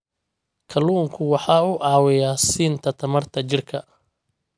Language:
Somali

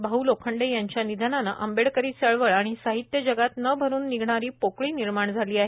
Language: Marathi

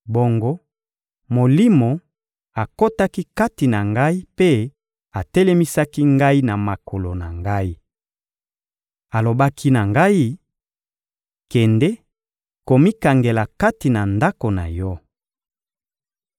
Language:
Lingala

